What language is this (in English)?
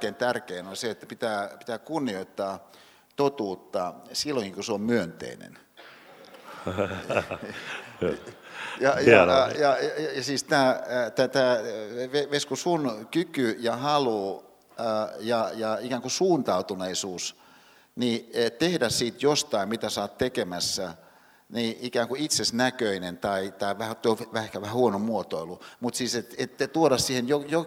Finnish